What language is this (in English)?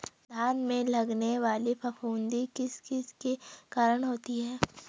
Hindi